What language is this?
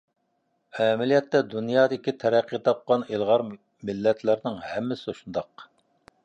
Uyghur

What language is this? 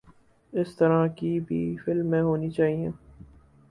Urdu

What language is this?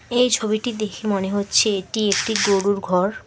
Bangla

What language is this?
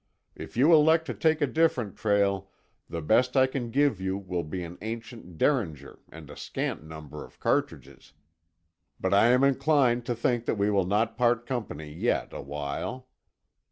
English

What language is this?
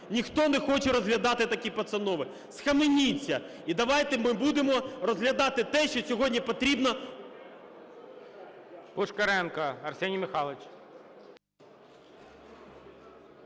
Ukrainian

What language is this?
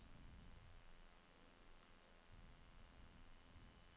Norwegian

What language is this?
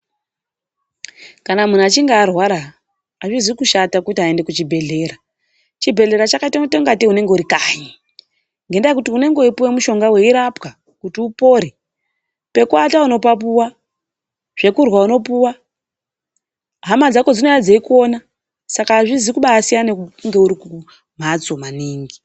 Ndau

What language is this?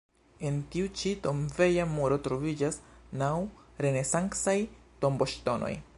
Esperanto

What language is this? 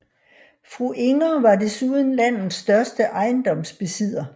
Danish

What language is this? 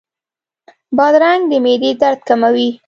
Pashto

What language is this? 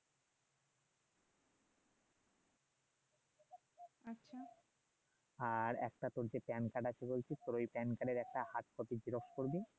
Bangla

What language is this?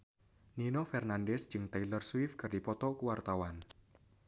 Sundanese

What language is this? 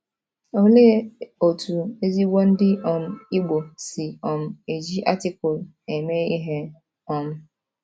Igbo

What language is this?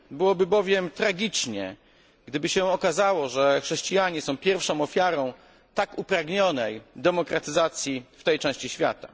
Polish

